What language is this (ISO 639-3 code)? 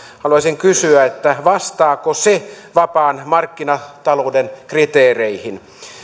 fin